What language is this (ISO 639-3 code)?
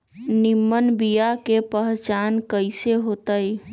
mag